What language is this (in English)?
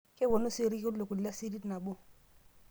Masai